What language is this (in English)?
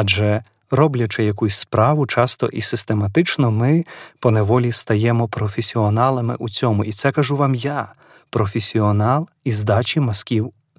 Ukrainian